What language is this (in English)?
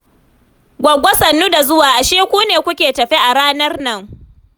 Hausa